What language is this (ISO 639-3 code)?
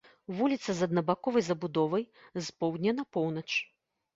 bel